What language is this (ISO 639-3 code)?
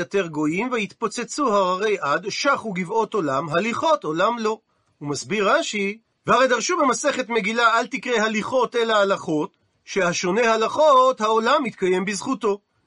heb